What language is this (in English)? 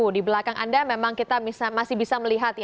Indonesian